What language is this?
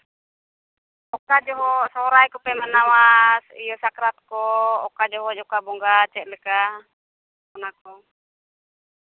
Santali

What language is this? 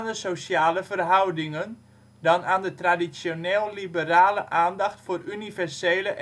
Dutch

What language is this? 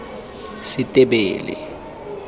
Tswana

